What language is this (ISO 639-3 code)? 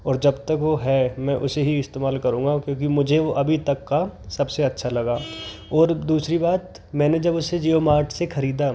hin